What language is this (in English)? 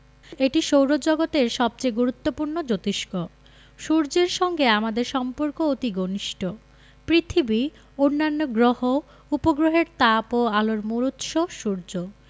Bangla